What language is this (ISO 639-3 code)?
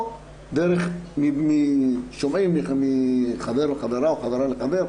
heb